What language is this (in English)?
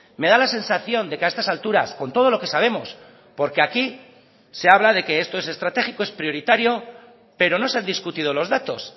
Spanish